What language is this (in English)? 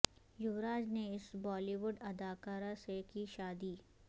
Urdu